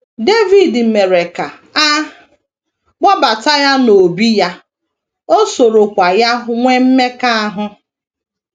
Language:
Igbo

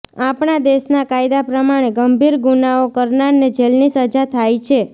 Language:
Gujarati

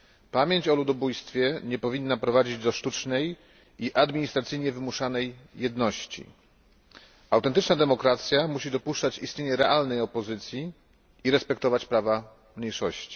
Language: Polish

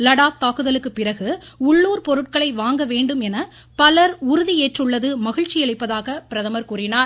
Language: Tamil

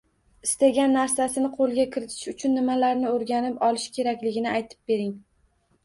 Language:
Uzbek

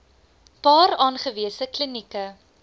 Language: Afrikaans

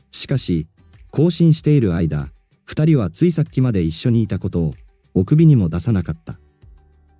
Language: Japanese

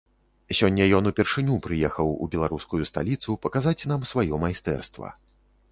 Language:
Belarusian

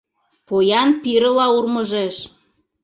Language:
Mari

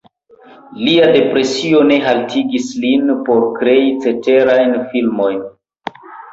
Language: Esperanto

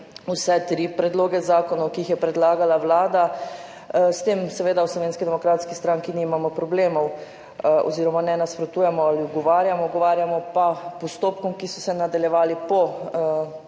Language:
Slovenian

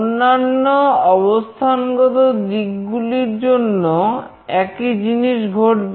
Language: Bangla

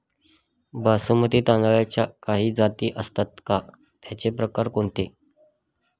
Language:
Marathi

